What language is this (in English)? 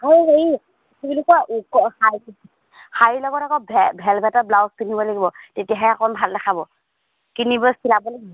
Assamese